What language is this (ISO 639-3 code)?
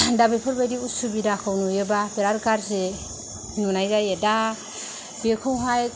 brx